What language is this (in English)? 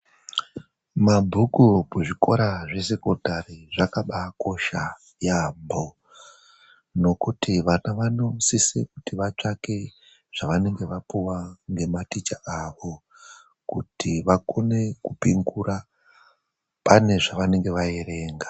Ndau